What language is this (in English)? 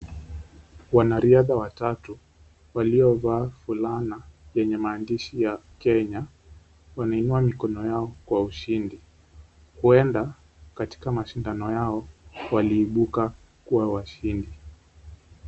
Swahili